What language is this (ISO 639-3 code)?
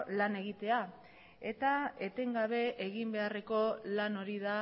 eus